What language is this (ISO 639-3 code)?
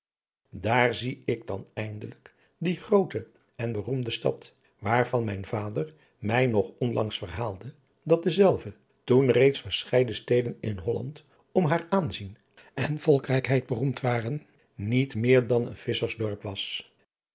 nld